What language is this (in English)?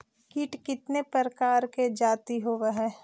Magahi